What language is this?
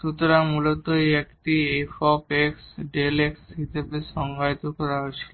Bangla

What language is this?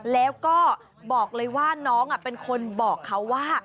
Thai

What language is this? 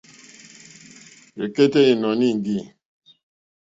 Mokpwe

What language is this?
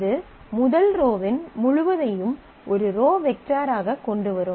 Tamil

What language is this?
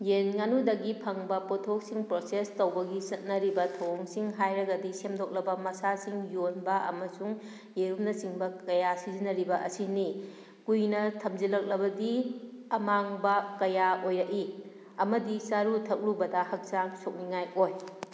Manipuri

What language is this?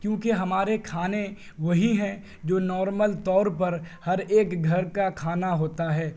Urdu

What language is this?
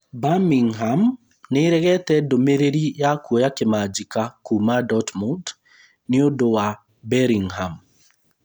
Kikuyu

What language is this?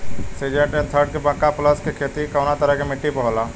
Bhojpuri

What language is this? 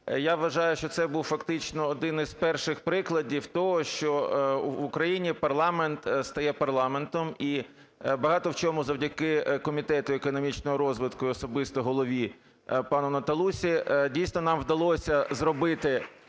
Ukrainian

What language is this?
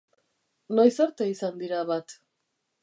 Basque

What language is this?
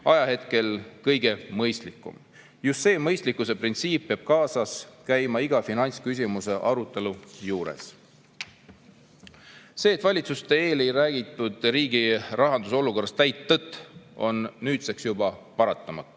Estonian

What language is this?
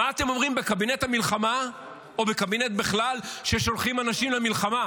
Hebrew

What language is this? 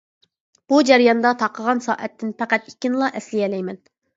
Uyghur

